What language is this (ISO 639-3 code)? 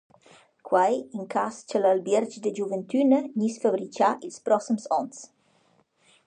roh